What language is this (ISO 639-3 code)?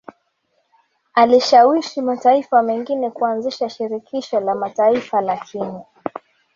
swa